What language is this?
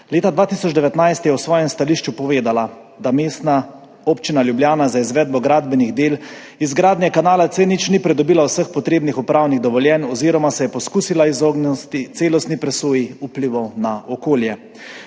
Slovenian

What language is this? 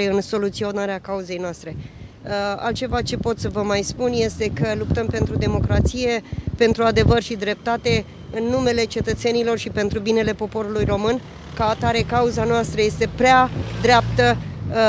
Romanian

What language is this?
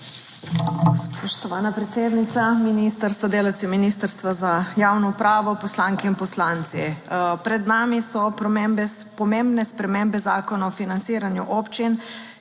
Slovenian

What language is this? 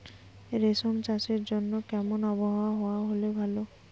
Bangla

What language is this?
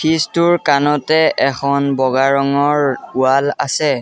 Assamese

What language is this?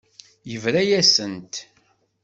Kabyle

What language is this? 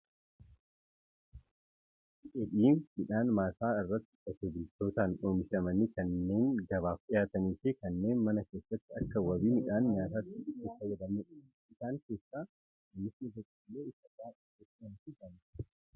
Oromo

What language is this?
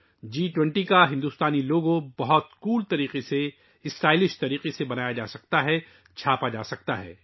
Urdu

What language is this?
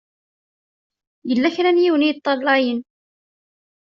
Kabyle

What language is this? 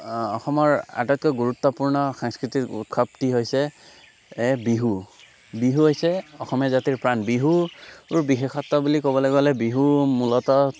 Assamese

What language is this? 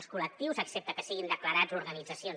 Catalan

